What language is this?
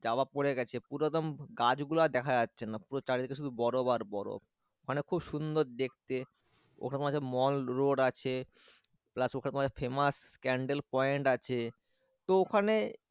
Bangla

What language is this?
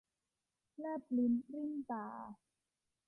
Thai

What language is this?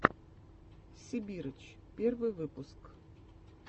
Russian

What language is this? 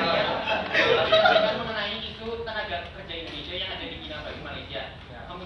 Indonesian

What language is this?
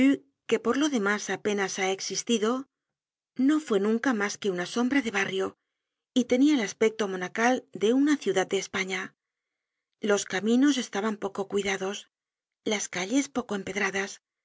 Spanish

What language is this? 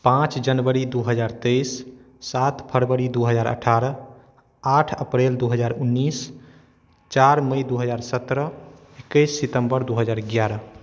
Maithili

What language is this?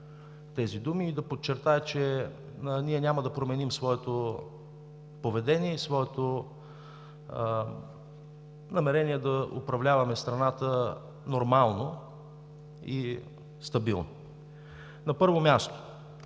Bulgarian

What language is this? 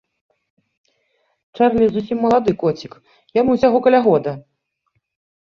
Belarusian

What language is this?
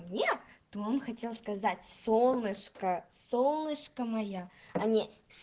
Russian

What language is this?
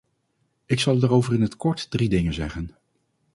Dutch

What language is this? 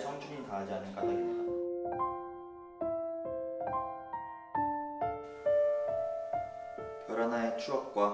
Korean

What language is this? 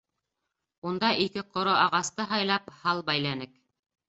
Bashkir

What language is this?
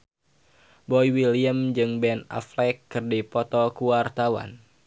Sundanese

